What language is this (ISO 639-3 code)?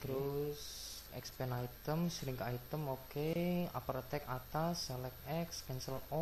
ind